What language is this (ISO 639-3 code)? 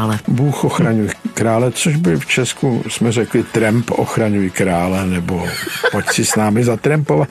ces